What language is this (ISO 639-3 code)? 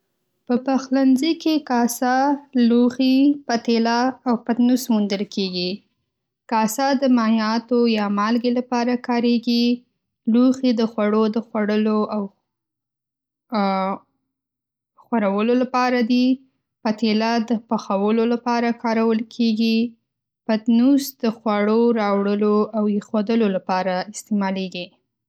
pus